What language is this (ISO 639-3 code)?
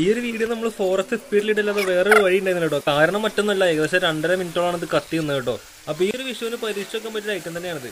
mal